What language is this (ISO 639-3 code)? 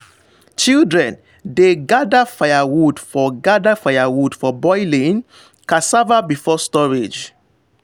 pcm